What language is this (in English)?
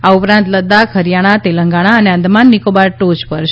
Gujarati